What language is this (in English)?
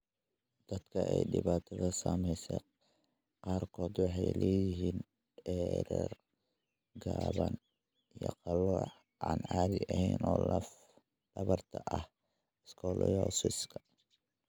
Somali